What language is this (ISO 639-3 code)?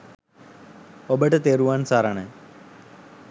sin